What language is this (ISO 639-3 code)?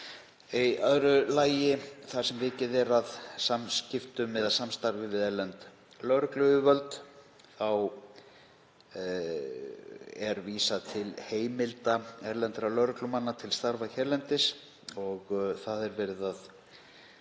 isl